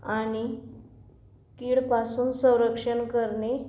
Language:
Marathi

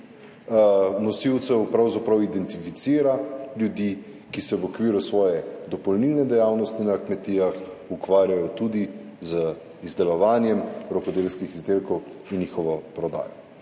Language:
Slovenian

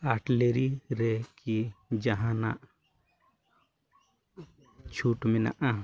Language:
Santali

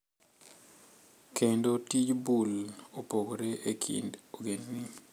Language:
Luo (Kenya and Tanzania)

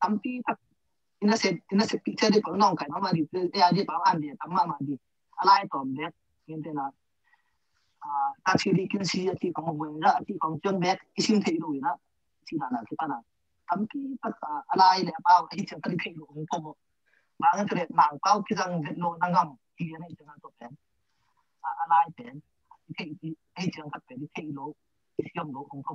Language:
Thai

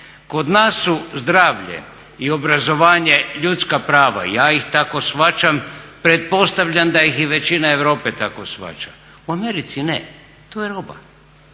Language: Croatian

